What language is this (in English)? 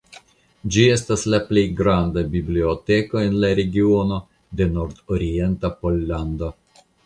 Esperanto